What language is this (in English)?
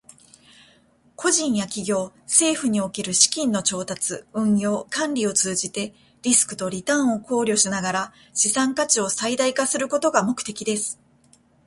Japanese